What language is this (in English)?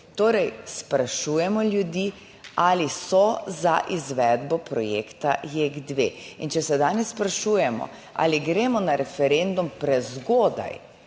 Slovenian